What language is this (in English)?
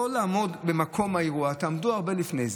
Hebrew